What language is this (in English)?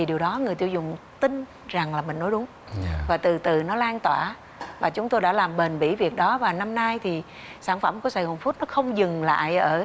Vietnamese